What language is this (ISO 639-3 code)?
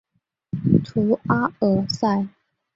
zho